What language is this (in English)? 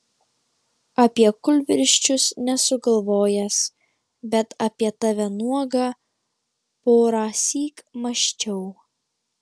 Lithuanian